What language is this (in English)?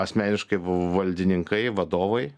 Lithuanian